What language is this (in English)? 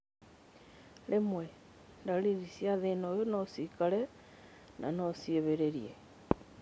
Kikuyu